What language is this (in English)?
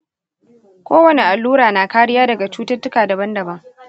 Hausa